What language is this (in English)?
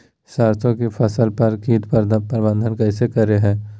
Magahi